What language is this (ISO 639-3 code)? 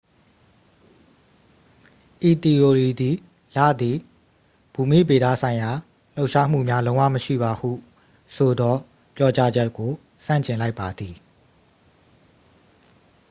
mya